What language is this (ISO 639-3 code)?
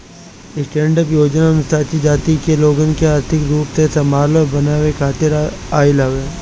bho